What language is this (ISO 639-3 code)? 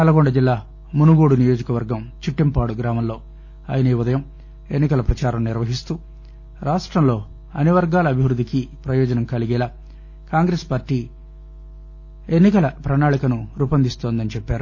tel